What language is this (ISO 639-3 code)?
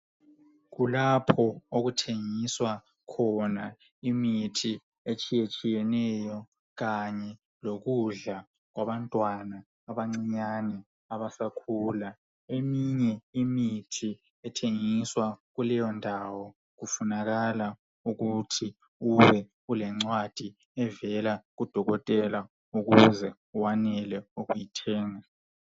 nde